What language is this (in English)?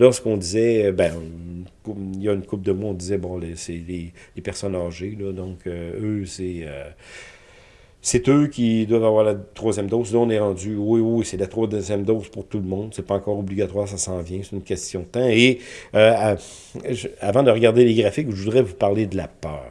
French